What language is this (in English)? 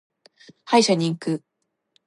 Japanese